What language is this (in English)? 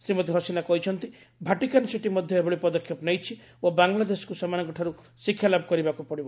Odia